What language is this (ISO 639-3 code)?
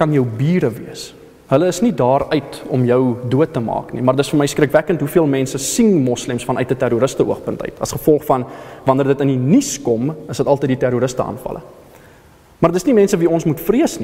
nld